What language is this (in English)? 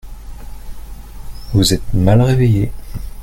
French